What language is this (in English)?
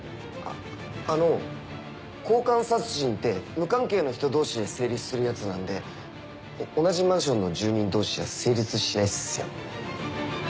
Japanese